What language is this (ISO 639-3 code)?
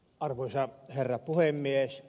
fin